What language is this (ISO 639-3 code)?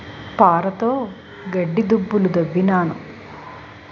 tel